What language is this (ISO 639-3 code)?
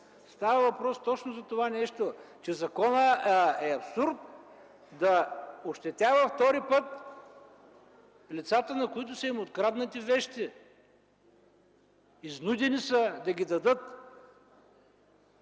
bul